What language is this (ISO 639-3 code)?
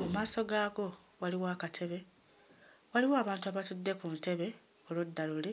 lug